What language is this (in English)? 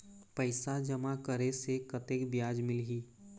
Chhattisgarhi